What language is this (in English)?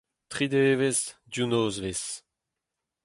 Breton